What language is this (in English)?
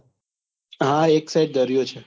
Gujarati